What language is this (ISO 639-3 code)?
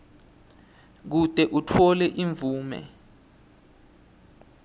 ssw